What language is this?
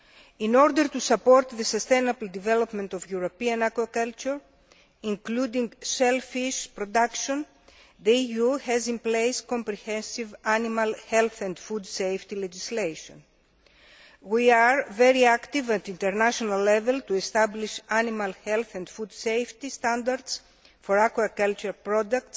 English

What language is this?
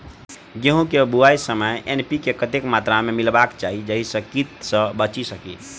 Maithili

